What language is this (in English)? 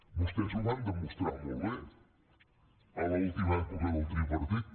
Catalan